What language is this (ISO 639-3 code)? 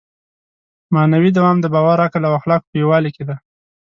pus